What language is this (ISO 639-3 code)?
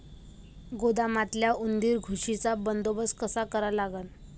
mar